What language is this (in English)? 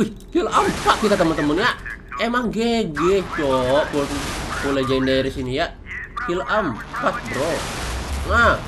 Indonesian